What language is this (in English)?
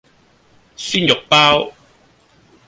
Cantonese